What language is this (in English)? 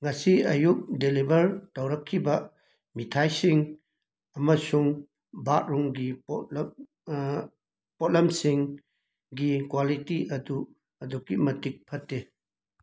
Manipuri